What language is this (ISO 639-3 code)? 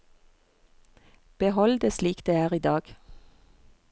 nor